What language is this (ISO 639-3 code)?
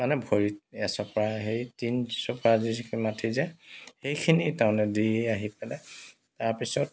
asm